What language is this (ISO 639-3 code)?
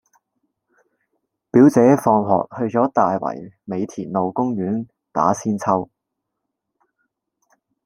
yue